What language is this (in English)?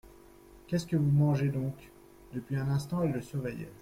French